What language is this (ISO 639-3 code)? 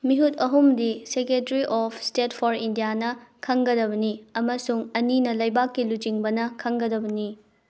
mni